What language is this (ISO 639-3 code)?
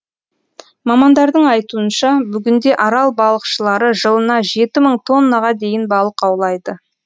kaz